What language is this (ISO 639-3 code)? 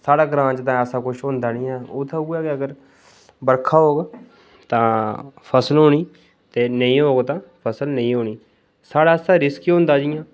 doi